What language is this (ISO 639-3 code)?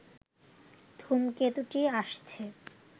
ben